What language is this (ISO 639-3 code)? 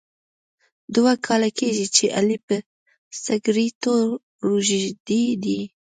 pus